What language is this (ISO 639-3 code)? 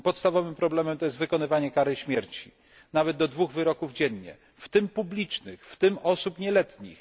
pol